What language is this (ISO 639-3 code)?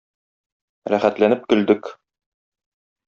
tat